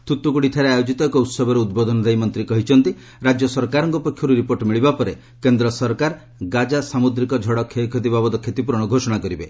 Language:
Odia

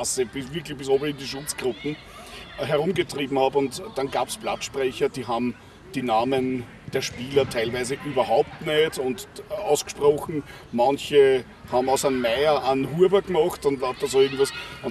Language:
German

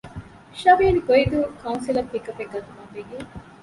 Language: Divehi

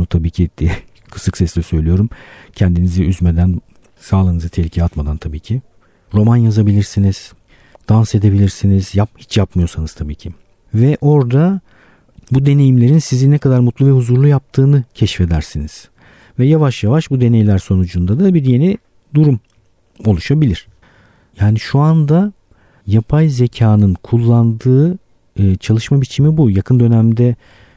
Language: Turkish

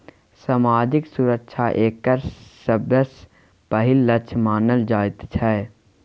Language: Maithili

